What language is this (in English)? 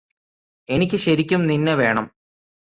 Malayalam